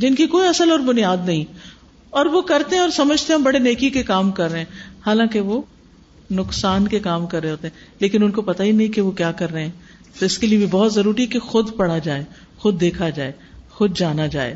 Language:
Urdu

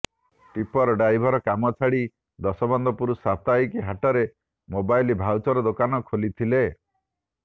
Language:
Odia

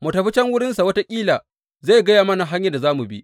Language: Hausa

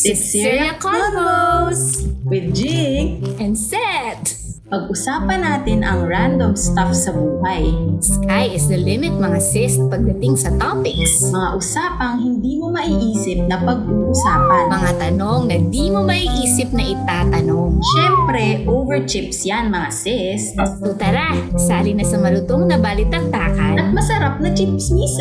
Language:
Filipino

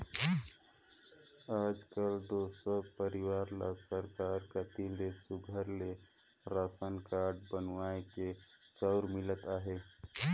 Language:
Chhattisgarhi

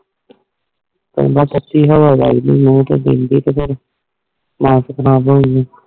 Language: Punjabi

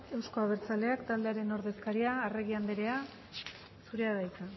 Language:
Basque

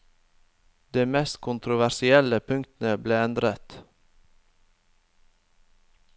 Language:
Norwegian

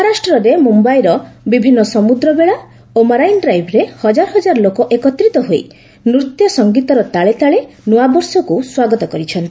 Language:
Odia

